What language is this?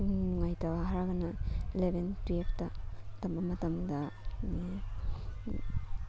Manipuri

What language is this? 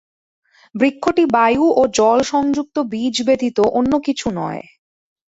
Bangla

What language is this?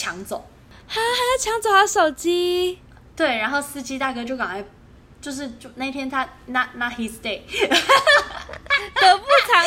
Chinese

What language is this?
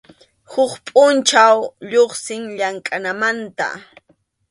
Arequipa-La Unión Quechua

